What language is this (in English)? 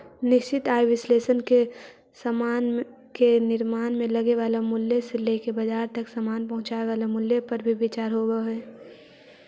Magahi